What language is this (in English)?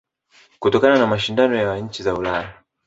Swahili